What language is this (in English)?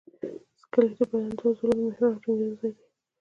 Pashto